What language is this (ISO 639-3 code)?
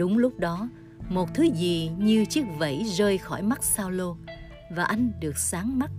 vie